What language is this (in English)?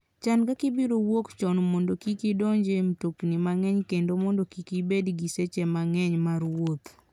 Luo (Kenya and Tanzania)